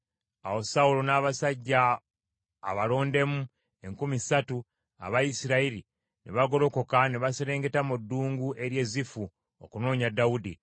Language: Ganda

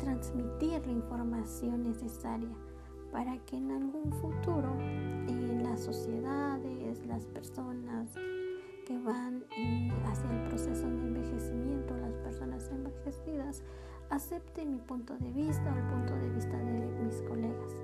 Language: Spanish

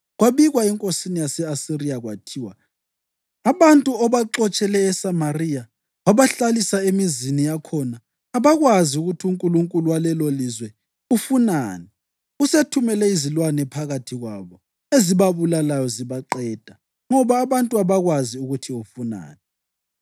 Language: North Ndebele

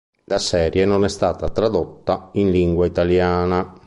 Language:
Italian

